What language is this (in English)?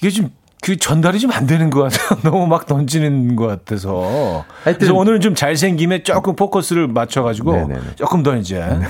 Korean